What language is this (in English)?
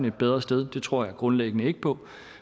Danish